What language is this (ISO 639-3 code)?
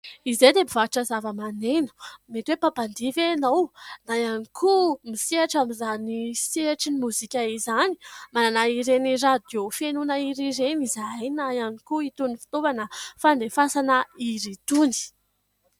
mlg